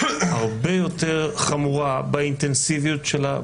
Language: Hebrew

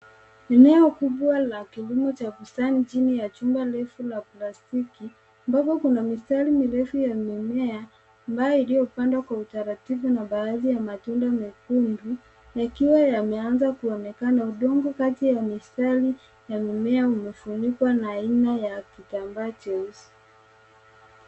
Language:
Swahili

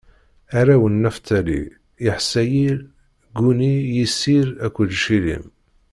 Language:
Kabyle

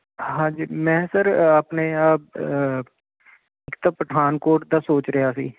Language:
Punjabi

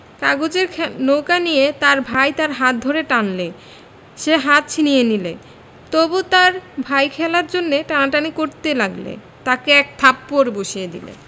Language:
Bangla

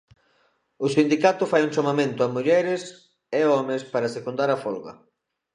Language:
Galician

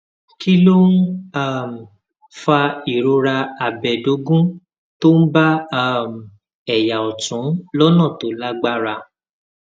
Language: Yoruba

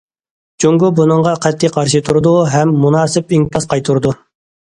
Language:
Uyghur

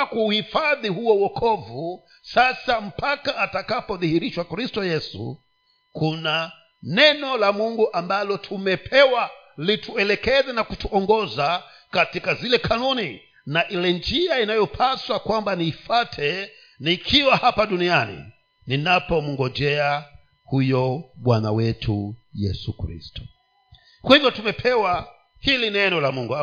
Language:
Swahili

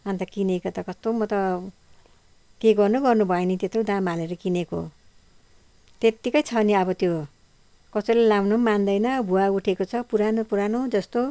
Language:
Nepali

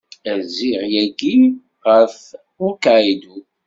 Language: Kabyle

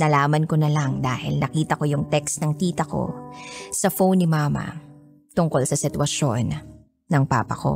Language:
Filipino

